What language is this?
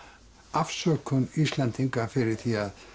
Icelandic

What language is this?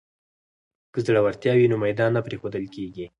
Pashto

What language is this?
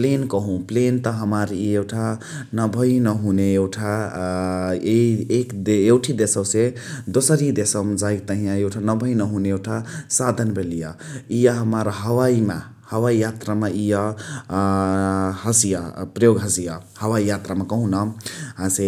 Chitwania Tharu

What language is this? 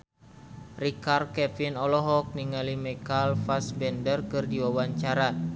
Sundanese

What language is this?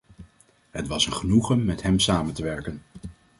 Dutch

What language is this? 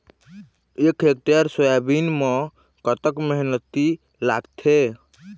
Chhattisgarhi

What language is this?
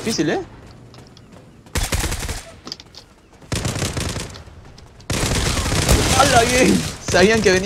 Spanish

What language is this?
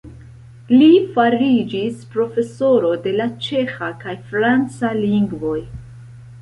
Esperanto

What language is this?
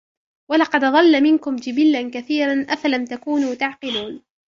Arabic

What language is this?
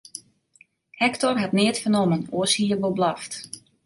Western Frisian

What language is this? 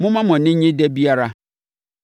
Akan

